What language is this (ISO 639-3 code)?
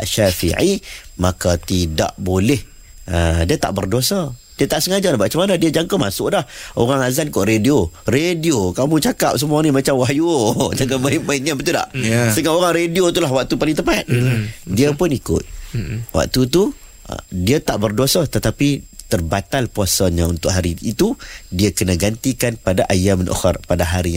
msa